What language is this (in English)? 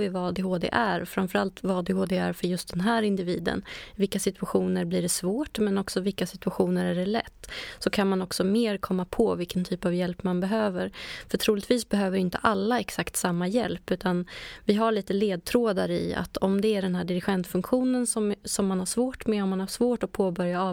Swedish